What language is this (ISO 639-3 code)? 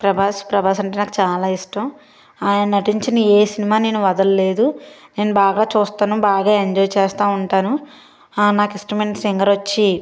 tel